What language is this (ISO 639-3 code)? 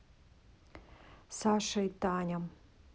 rus